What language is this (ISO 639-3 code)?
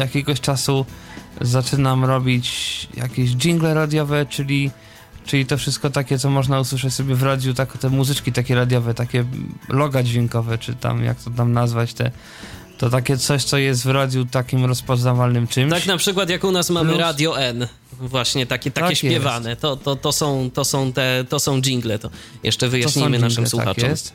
pol